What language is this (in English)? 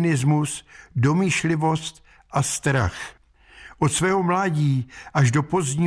Czech